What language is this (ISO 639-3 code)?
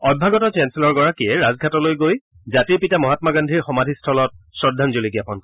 asm